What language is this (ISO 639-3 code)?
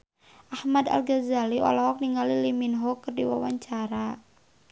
sun